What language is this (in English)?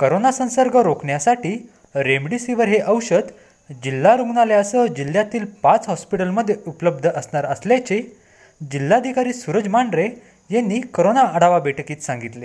Marathi